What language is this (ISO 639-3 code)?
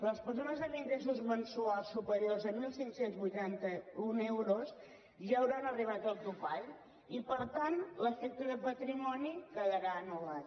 cat